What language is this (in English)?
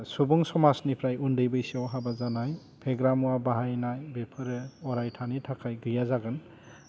Bodo